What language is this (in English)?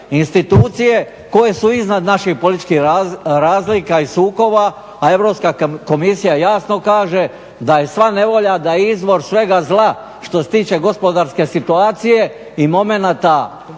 Croatian